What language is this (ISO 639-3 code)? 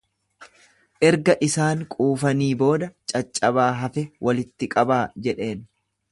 orm